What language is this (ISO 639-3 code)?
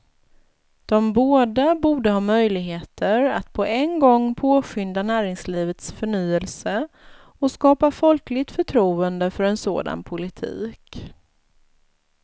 swe